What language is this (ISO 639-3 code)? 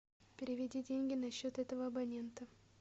rus